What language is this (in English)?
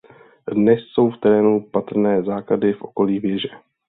Czech